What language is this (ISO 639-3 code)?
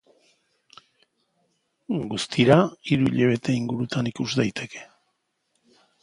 eus